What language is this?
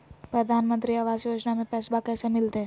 Magahi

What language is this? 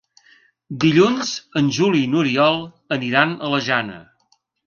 Catalan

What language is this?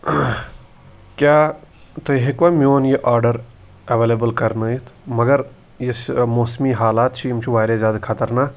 Kashmiri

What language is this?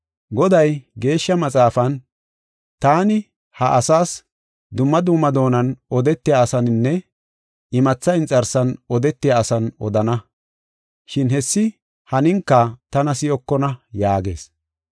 Gofa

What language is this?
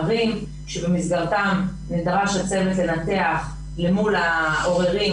Hebrew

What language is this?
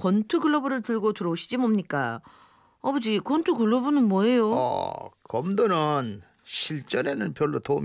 Korean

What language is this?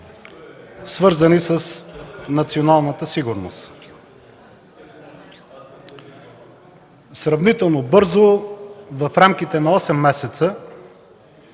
Bulgarian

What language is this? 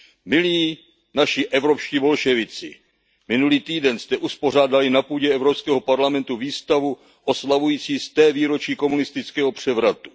Czech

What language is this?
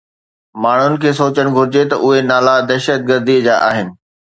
Sindhi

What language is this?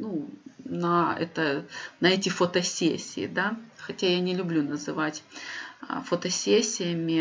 Russian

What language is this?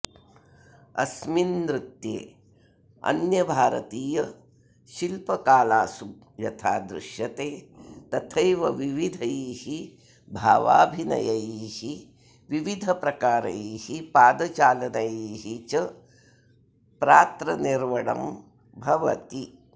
Sanskrit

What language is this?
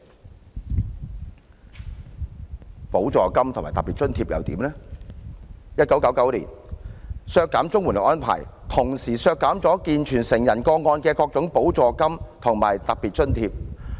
Cantonese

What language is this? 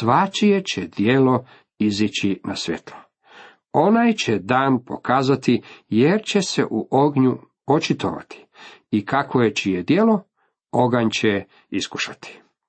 Croatian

